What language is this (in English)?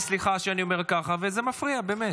Hebrew